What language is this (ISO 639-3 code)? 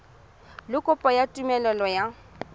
tsn